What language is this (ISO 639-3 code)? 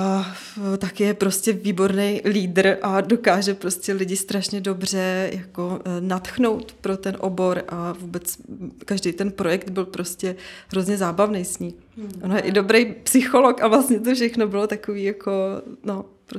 ces